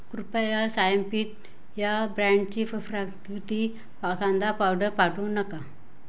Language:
Marathi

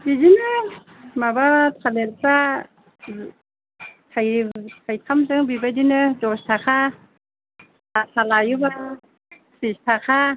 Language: Bodo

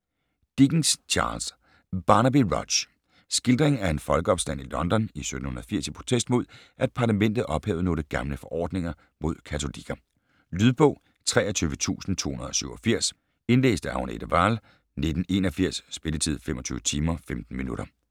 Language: Danish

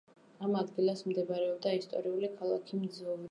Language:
Georgian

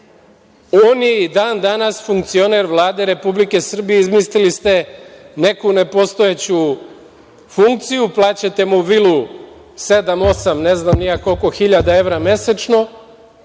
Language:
Serbian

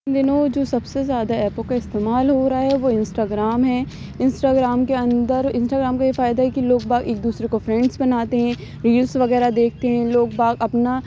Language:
Urdu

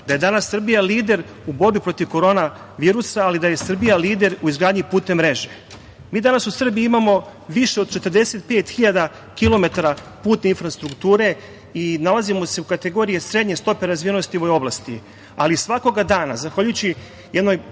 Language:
Serbian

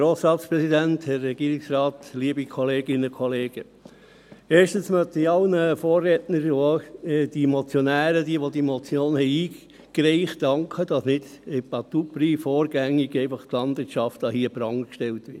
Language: Swiss German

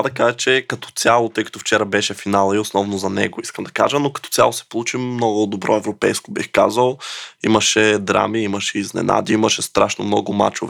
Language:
Bulgarian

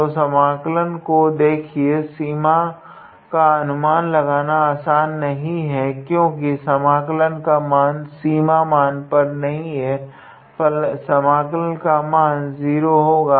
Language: Hindi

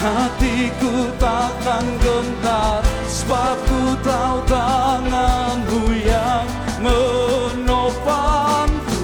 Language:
Indonesian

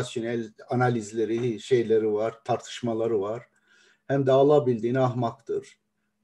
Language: Turkish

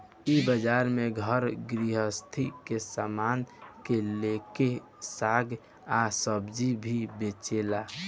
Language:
Bhojpuri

